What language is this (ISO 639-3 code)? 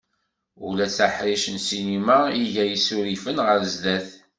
kab